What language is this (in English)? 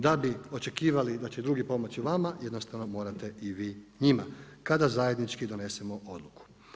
Croatian